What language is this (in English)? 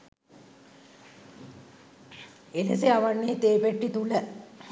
Sinhala